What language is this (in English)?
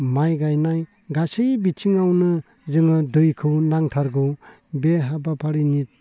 Bodo